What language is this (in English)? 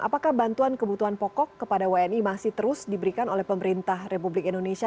Indonesian